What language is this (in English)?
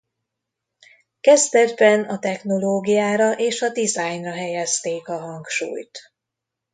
Hungarian